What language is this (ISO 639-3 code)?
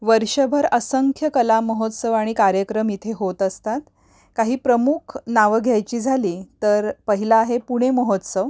mar